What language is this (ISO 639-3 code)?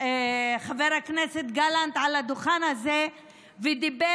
heb